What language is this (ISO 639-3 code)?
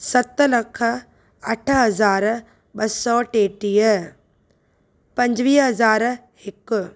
snd